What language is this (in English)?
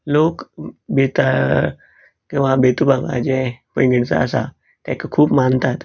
Konkani